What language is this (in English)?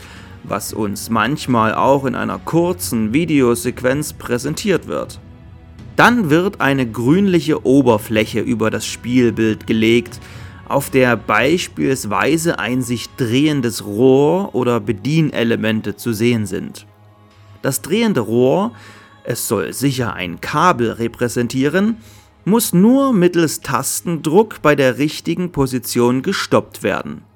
German